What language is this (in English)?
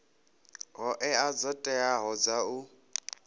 Venda